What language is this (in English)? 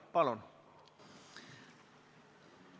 Estonian